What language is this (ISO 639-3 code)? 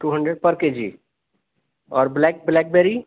urd